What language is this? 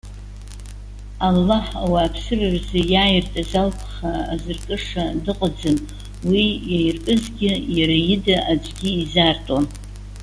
Abkhazian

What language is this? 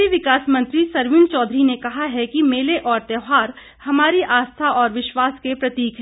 Hindi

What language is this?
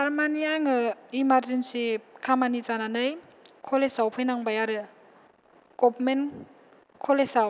Bodo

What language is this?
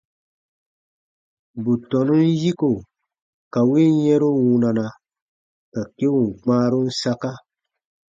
Baatonum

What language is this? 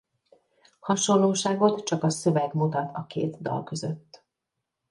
Hungarian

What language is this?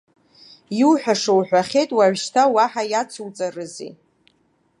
Abkhazian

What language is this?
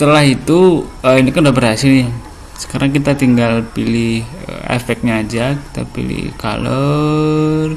Indonesian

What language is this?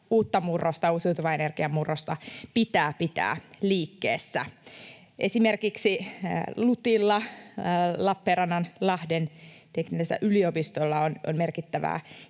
Finnish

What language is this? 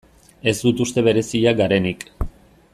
Basque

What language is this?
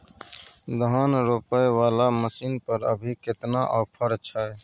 Maithili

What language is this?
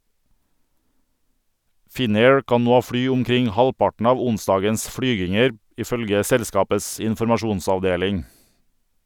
Norwegian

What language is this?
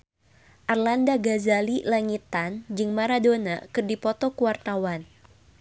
Sundanese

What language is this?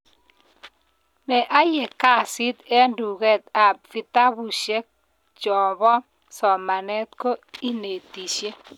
Kalenjin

